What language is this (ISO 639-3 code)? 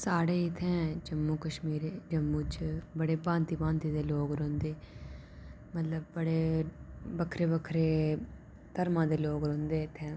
doi